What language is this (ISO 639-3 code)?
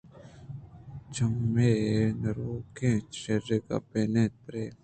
bgp